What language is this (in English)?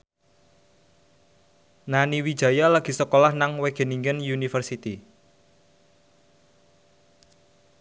Javanese